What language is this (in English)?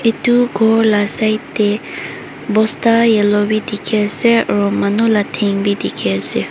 Naga Pidgin